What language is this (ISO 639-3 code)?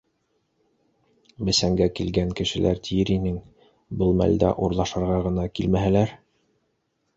bak